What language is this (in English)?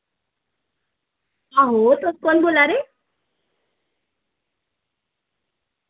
Dogri